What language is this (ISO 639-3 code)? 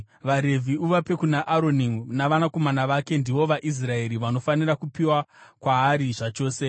sna